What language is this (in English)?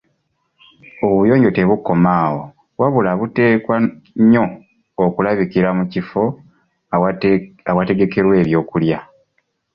Ganda